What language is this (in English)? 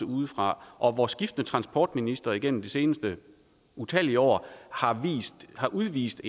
Danish